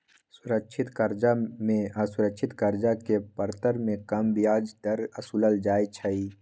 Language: Magahi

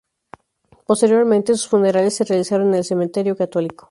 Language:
Spanish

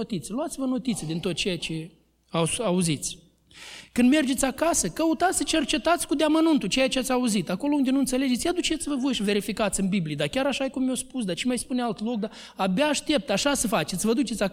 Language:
Romanian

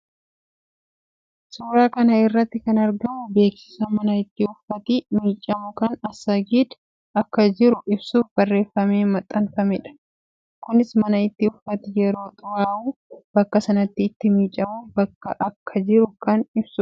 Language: Oromo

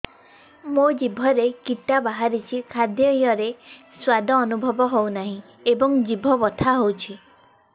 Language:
Odia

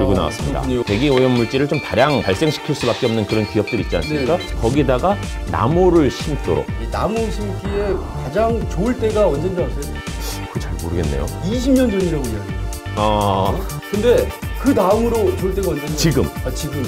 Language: Korean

